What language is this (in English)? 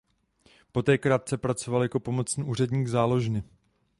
Czech